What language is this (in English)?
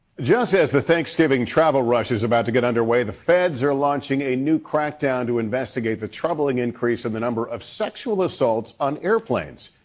English